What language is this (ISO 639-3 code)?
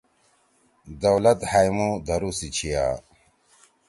trw